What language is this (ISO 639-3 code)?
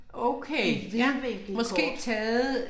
dan